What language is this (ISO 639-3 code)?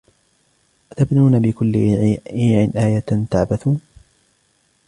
ara